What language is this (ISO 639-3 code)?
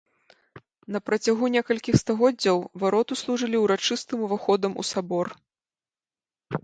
bel